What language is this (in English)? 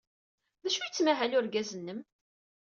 Kabyle